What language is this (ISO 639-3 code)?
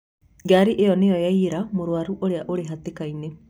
kik